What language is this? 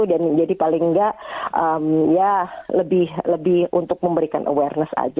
Indonesian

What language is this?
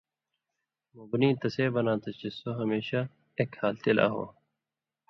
Indus Kohistani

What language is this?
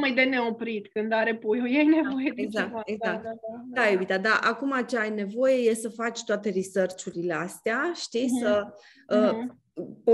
Romanian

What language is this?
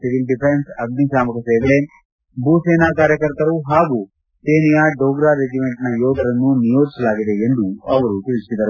Kannada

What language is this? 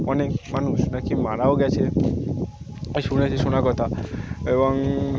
Bangla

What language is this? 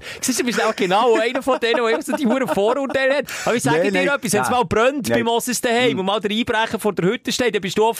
German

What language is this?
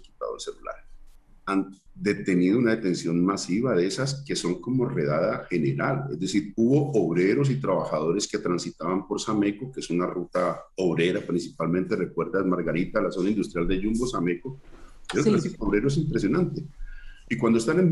Spanish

